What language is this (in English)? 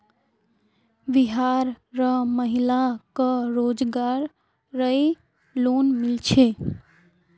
Magahi